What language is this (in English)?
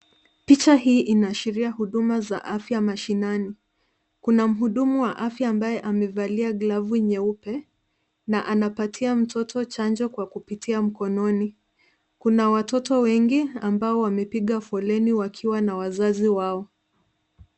Swahili